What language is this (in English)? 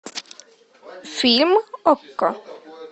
Russian